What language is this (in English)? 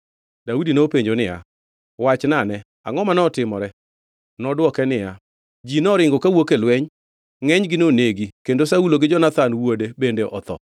Luo (Kenya and Tanzania)